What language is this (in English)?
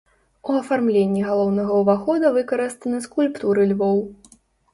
Belarusian